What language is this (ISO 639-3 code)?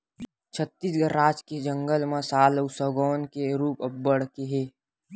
hne